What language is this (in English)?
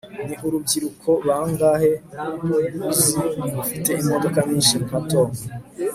Kinyarwanda